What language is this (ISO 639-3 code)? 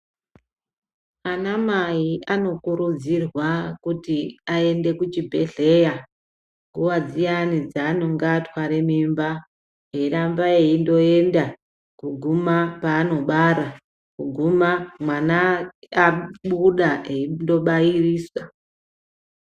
ndc